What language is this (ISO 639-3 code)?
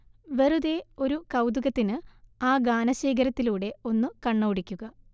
mal